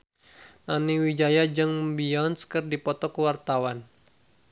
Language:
Sundanese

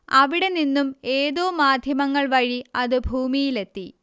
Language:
Malayalam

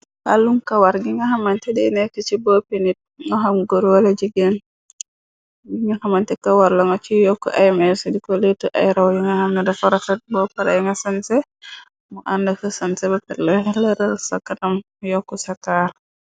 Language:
Wolof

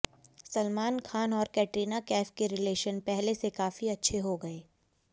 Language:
Hindi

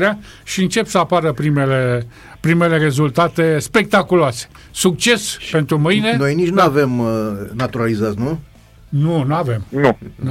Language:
Romanian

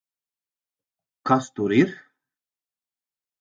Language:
Latvian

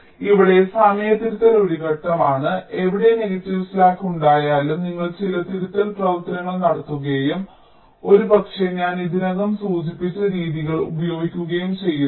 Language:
Malayalam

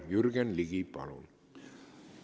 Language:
Estonian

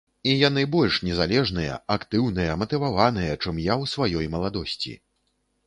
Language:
Belarusian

